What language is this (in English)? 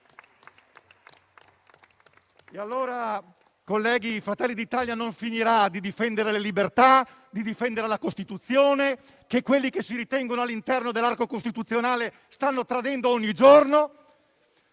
Italian